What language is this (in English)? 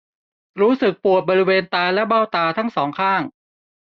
Thai